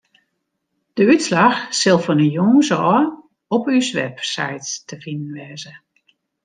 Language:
Western Frisian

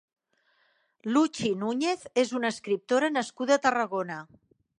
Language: Catalan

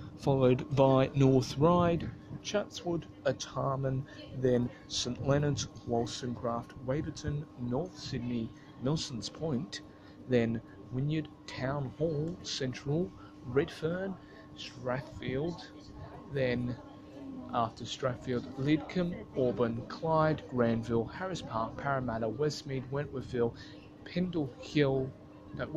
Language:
English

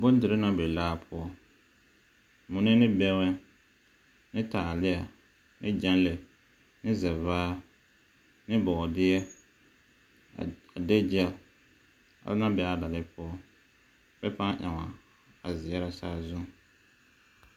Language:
Southern Dagaare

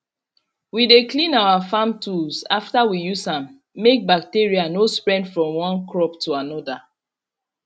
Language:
Nigerian Pidgin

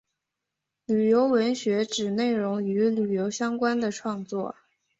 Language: Chinese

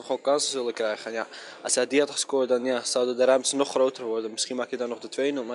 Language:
Dutch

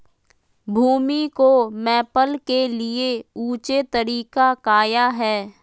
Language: Magahi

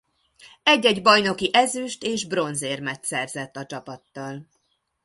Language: Hungarian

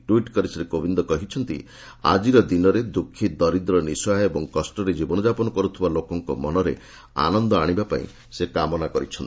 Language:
Odia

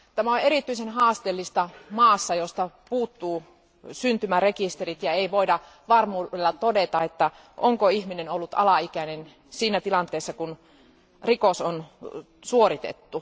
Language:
Finnish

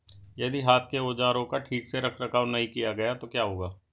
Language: Hindi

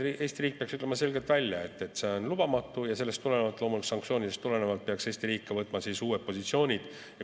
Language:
Estonian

